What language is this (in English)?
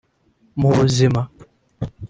Kinyarwanda